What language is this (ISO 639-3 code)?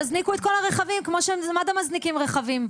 heb